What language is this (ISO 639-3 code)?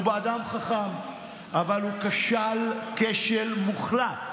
heb